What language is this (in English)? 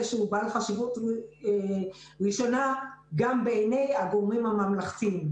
Hebrew